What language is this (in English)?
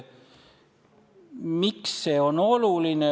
Estonian